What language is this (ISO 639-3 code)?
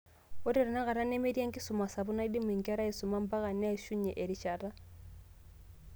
mas